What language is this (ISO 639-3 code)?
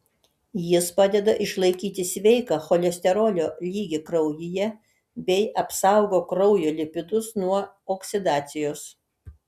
lit